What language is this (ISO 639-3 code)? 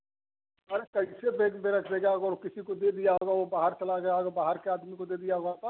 hin